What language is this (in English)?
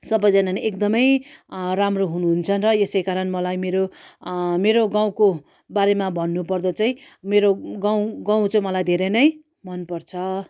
Nepali